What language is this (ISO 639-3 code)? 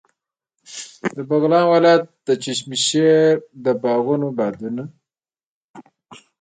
pus